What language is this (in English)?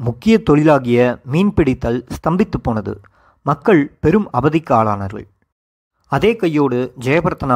Tamil